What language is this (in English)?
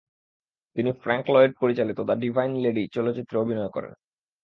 Bangla